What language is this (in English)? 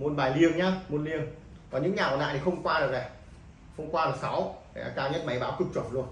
Vietnamese